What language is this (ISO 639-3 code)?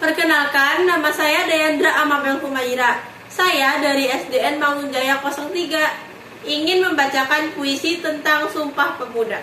ind